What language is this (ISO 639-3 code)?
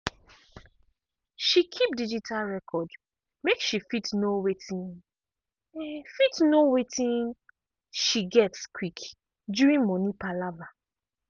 pcm